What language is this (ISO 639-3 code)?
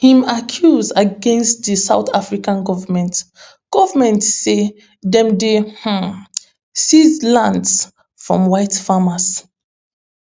pcm